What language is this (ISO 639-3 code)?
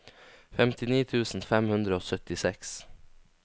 nor